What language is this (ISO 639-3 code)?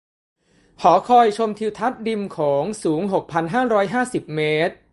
tha